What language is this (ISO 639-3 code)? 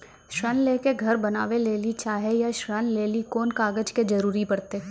mai